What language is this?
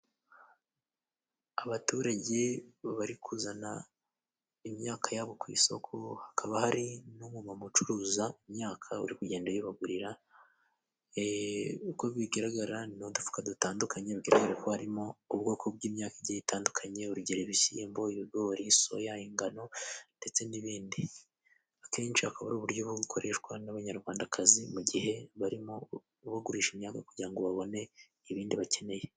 Kinyarwanda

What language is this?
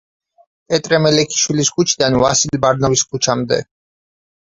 Georgian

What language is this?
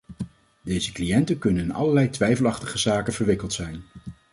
Dutch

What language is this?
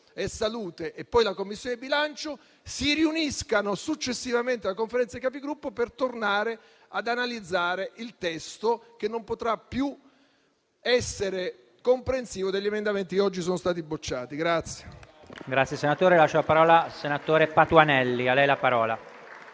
Italian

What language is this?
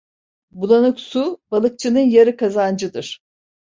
Turkish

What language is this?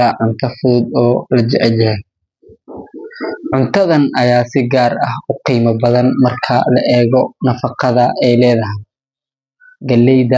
Somali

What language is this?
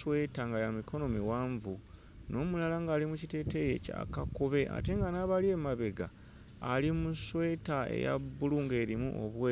Ganda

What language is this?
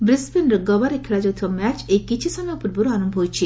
Odia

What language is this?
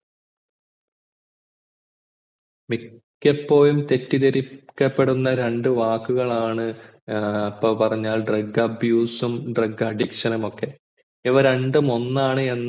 Malayalam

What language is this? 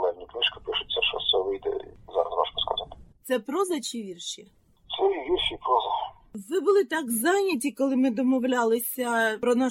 Ukrainian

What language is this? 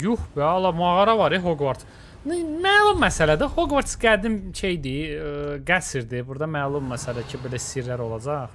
Turkish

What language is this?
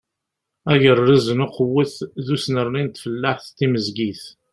Kabyle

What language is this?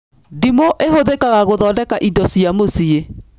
Kikuyu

